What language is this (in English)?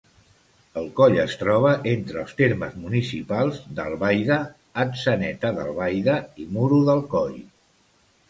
Catalan